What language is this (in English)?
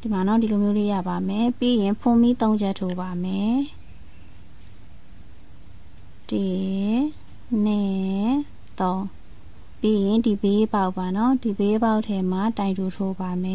Thai